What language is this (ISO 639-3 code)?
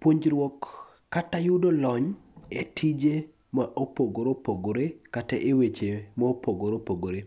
luo